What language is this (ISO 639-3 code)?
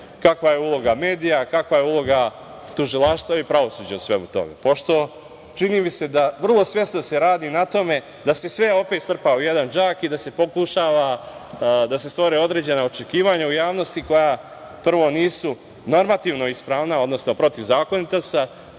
srp